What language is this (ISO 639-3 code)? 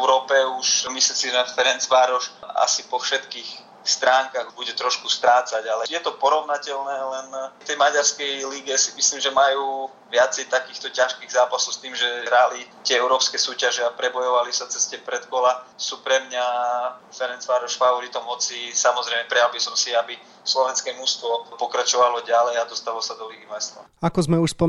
slk